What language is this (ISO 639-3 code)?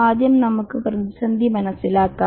mal